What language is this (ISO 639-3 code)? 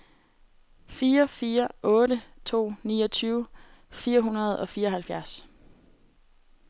dan